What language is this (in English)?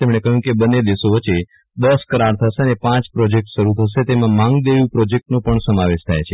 Gujarati